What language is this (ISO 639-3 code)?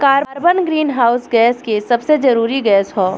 bho